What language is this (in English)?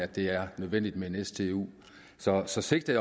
Danish